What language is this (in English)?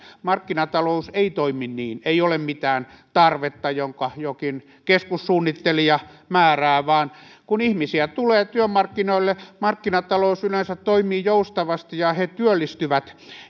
Finnish